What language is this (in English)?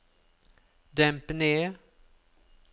Norwegian